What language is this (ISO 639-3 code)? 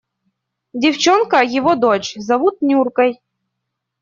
rus